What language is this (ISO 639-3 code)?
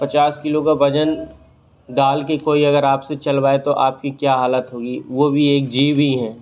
hin